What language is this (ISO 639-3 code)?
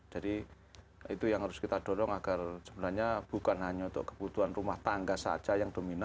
ind